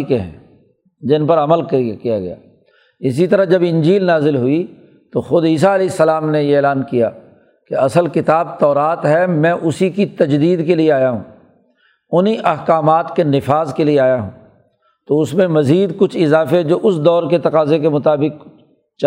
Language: Urdu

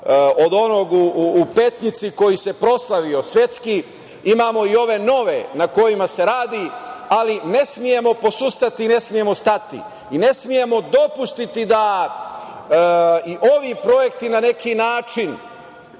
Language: Serbian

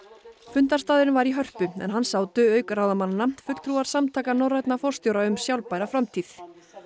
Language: Icelandic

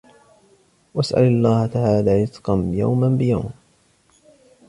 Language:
Arabic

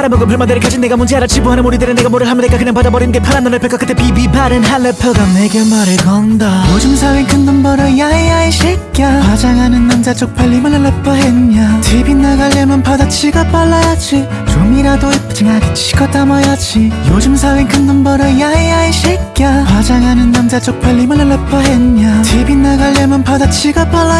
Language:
Korean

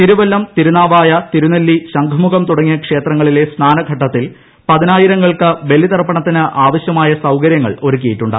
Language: Malayalam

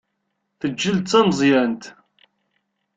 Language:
Kabyle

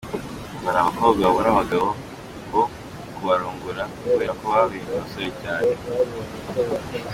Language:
Kinyarwanda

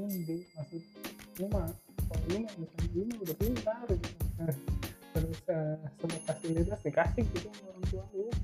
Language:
Indonesian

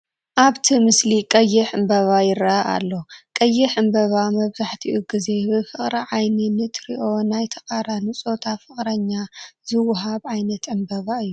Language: Tigrinya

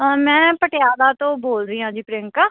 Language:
Punjabi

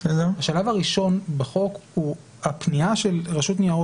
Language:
Hebrew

